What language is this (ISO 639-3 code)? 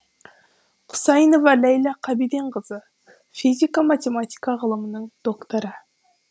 kaz